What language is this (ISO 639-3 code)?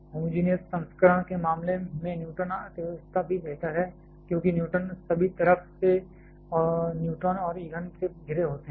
hin